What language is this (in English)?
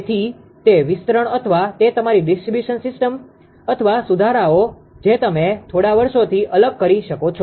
Gujarati